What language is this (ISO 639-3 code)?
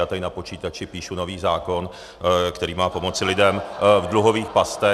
ces